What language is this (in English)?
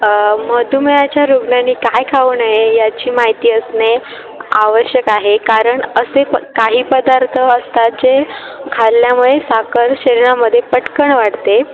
Marathi